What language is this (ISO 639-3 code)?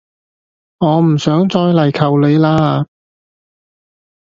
yue